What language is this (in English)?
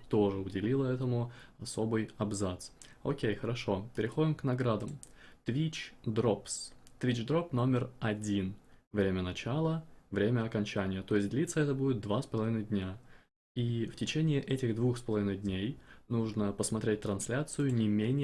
Russian